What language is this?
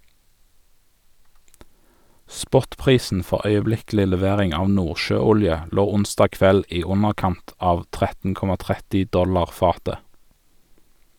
Norwegian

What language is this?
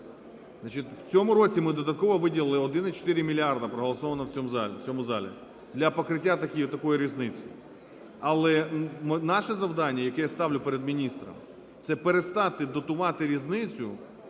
Ukrainian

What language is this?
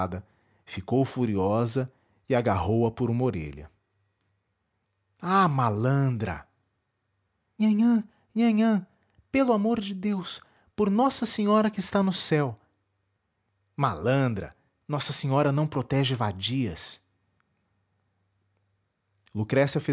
Portuguese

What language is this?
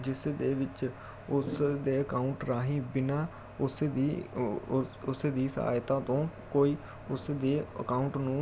Punjabi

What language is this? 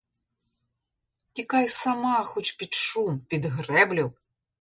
Ukrainian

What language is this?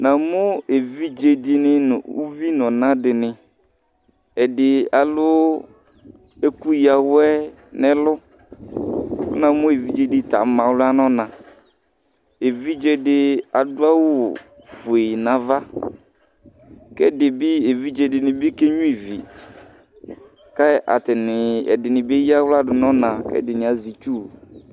Ikposo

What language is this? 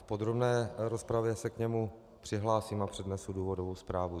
Czech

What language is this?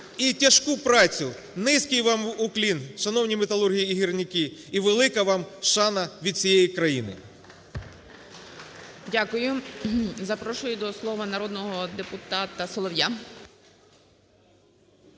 Ukrainian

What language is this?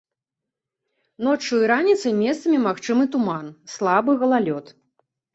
Belarusian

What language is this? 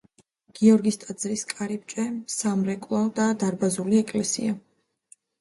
Georgian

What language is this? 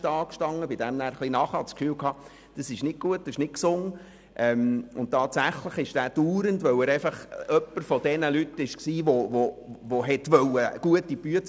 Swiss German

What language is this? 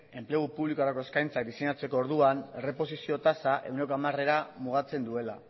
Basque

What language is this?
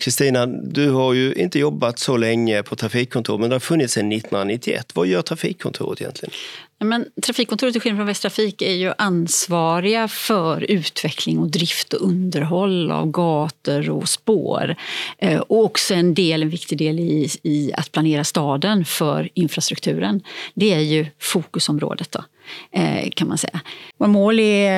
Swedish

